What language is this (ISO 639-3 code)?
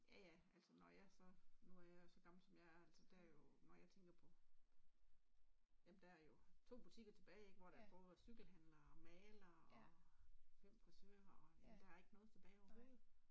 dan